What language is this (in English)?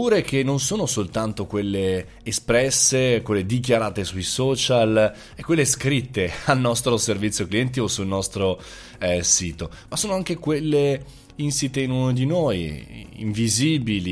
Italian